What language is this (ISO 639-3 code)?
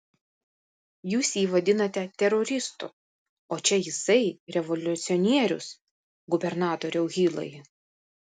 lit